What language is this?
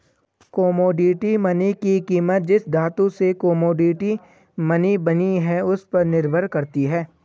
Hindi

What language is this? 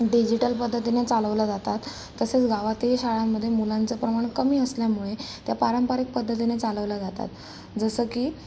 Marathi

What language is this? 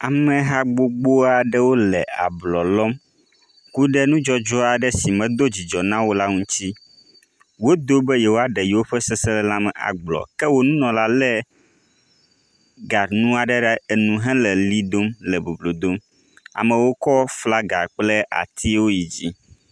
Ewe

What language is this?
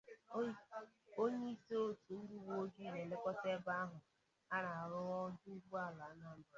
Igbo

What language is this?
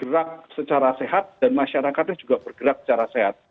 Indonesian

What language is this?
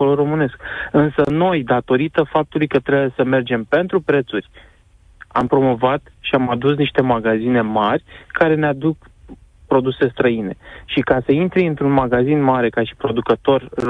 Romanian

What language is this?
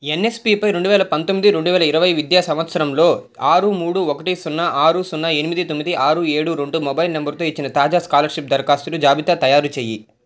Telugu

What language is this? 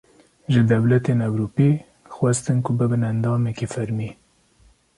Kurdish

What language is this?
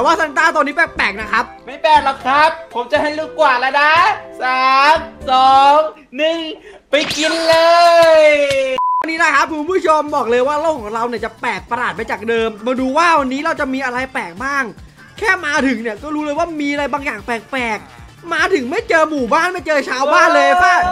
Thai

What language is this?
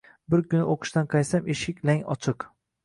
Uzbek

